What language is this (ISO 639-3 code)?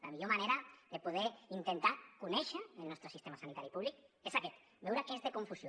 cat